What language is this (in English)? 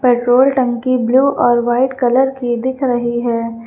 Hindi